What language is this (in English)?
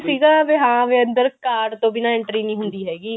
Punjabi